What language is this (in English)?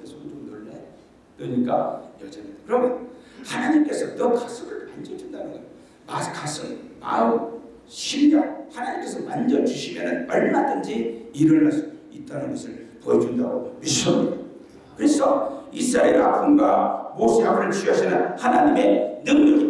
Korean